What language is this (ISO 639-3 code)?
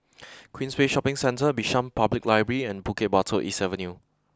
eng